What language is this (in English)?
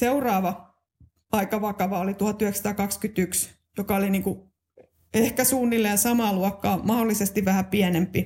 Finnish